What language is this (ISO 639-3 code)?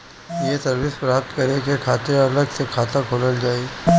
bho